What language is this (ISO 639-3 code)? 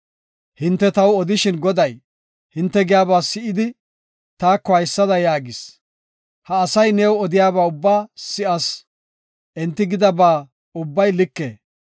gof